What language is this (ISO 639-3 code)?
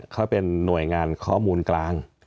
tha